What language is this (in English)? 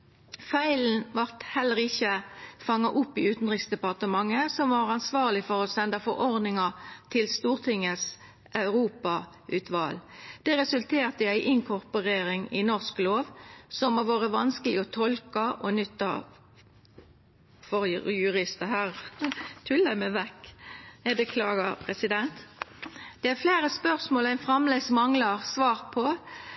Norwegian Nynorsk